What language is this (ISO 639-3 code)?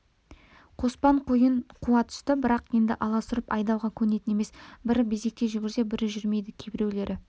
kaz